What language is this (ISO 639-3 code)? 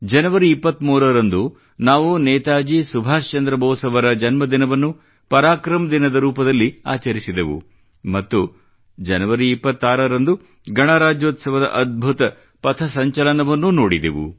kan